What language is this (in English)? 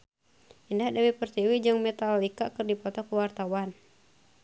Sundanese